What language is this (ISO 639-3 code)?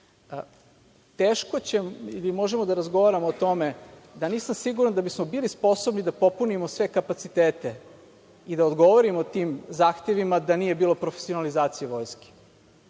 srp